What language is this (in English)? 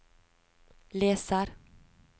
Norwegian